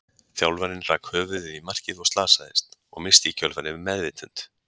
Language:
Icelandic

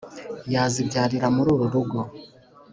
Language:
Kinyarwanda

